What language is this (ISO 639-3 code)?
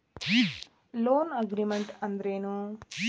kan